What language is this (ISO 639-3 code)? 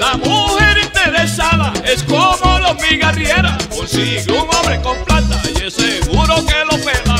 spa